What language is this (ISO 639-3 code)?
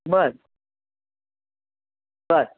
mar